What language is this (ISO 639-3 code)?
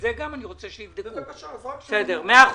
heb